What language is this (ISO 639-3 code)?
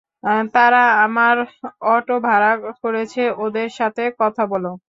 ben